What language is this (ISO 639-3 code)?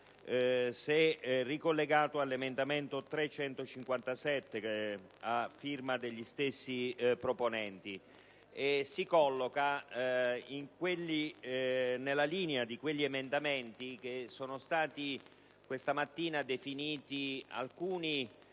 ita